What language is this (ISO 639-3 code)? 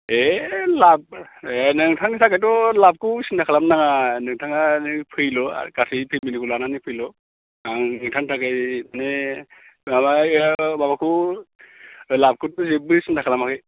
brx